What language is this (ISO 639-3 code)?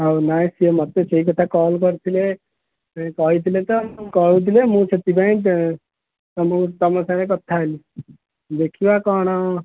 ori